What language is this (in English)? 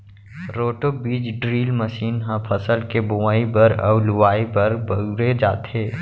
Chhattisgarhi